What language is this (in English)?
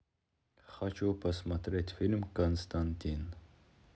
Russian